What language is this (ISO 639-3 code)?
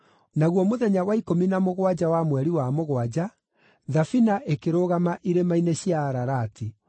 kik